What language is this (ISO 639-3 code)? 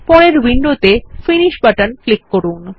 ben